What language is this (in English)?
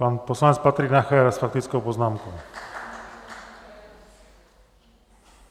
Czech